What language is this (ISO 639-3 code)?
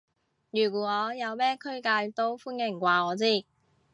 yue